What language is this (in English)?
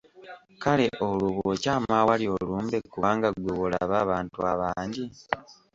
Ganda